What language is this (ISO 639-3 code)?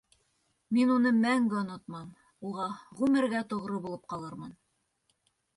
bak